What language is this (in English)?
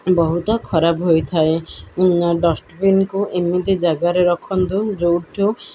Odia